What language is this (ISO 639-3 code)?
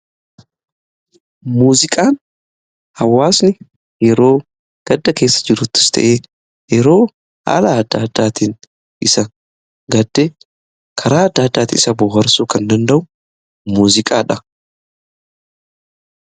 orm